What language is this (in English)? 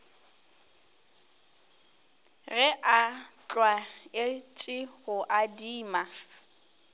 Northern Sotho